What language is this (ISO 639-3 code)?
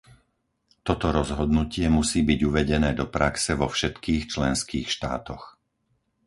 slk